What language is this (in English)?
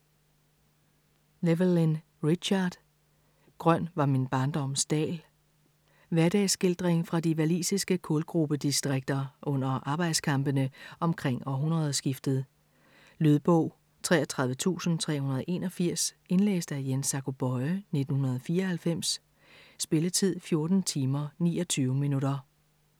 Danish